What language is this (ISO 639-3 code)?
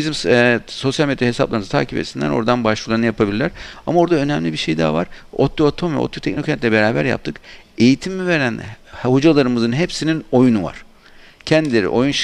tur